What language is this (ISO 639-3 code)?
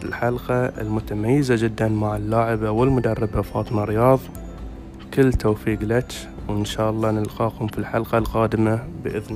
ara